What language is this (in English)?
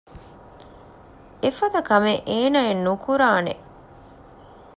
Divehi